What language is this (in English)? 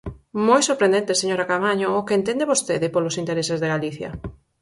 Galician